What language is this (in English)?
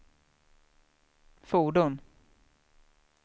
Swedish